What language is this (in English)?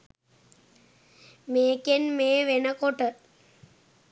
Sinhala